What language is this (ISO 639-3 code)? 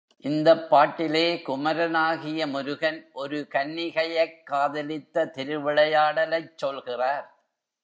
tam